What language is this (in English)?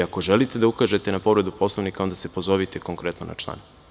Serbian